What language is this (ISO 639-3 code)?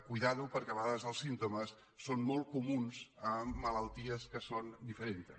cat